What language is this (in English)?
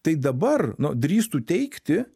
Lithuanian